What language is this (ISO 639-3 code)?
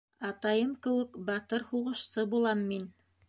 bak